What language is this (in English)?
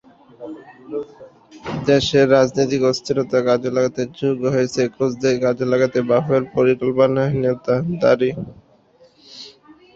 Bangla